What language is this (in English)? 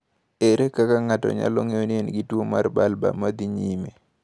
Luo (Kenya and Tanzania)